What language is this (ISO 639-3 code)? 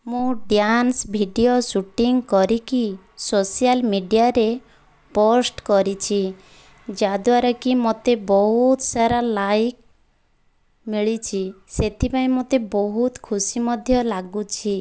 ori